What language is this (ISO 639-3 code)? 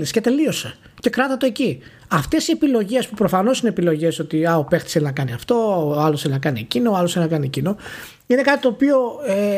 ell